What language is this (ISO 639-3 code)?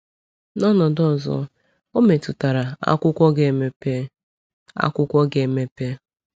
ibo